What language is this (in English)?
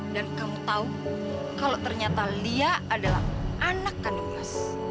Indonesian